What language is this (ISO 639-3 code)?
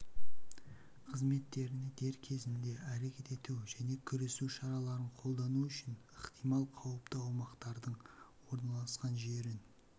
kaz